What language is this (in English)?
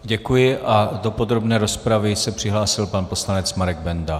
Czech